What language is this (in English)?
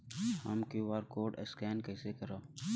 Bhojpuri